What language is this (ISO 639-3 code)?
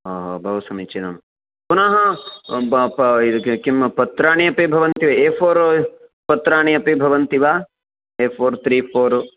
san